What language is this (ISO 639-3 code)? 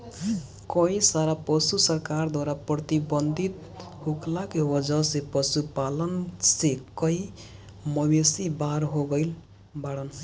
bho